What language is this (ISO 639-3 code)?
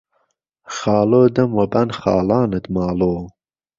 ckb